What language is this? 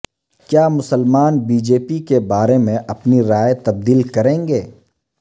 Urdu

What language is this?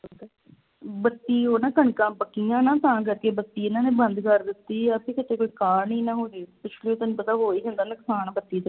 Punjabi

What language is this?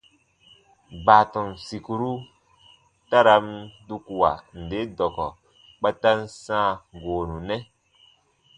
Baatonum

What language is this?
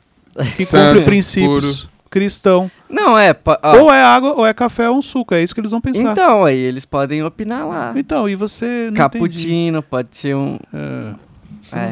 Portuguese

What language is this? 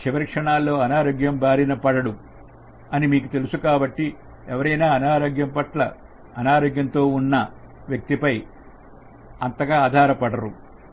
Telugu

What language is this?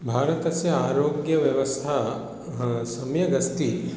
Sanskrit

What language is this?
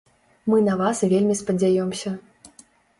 Belarusian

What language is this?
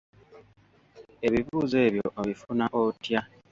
Ganda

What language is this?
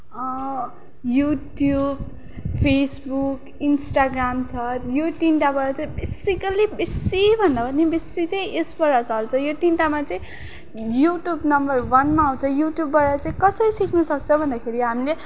Nepali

